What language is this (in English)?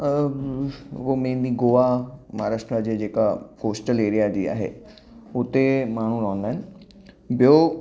Sindhi